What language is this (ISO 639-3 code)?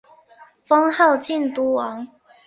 zho